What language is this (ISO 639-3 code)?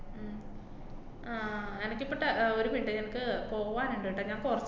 mal